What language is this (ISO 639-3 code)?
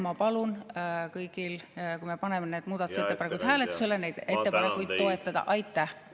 est